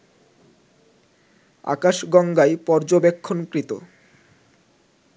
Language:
Bangla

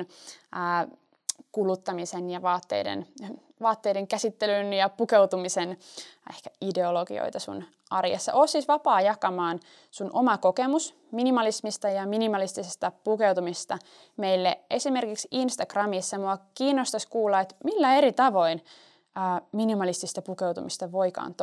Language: Finnish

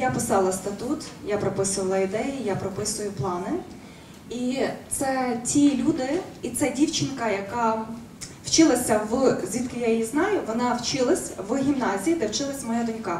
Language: Ukrainian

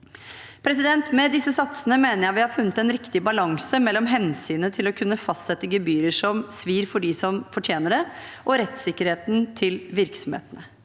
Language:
Norwegian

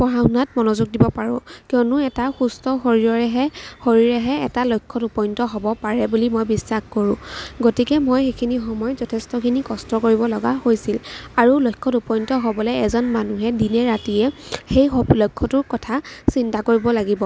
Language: Assamese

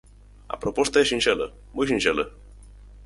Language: Galician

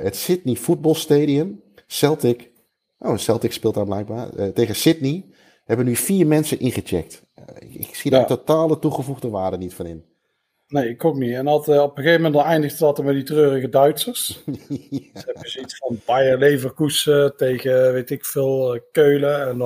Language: Dutch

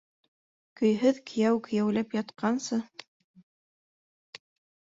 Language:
Bashkir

